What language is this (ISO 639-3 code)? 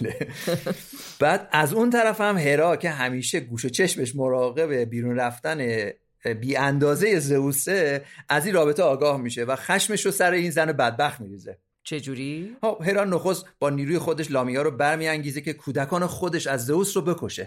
fas